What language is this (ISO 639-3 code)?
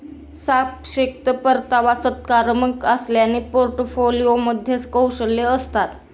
mar